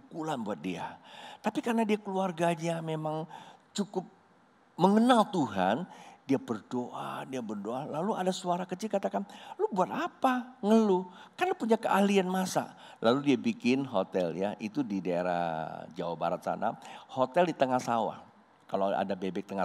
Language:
Indonesian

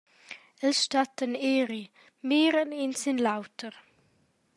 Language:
Romansh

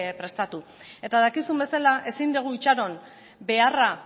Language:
Basque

